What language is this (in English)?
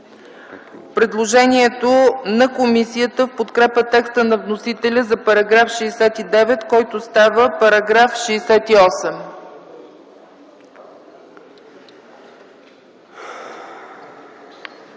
Bulgarian